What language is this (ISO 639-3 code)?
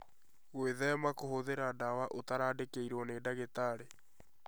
kik